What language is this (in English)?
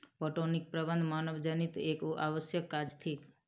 Maithili